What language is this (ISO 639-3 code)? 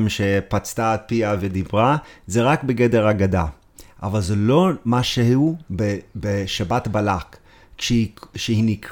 heb